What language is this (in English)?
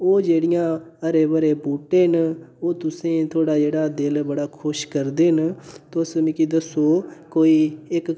Dogri